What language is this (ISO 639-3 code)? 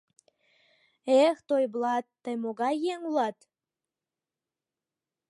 chm